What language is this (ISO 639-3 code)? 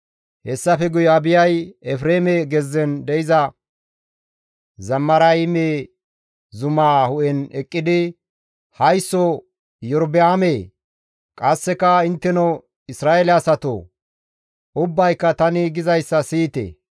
gmv